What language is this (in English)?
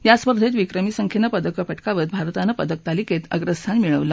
Marathi